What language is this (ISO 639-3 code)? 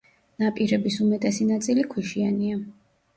kat